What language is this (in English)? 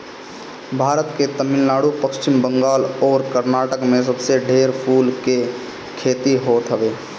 Bhojpuri